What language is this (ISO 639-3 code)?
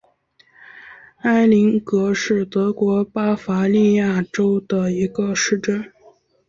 zho